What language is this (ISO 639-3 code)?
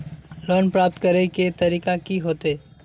mag